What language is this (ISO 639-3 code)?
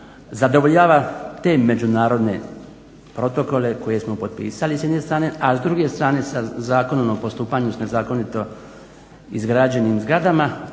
hrv